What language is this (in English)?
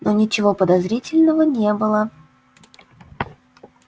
Russian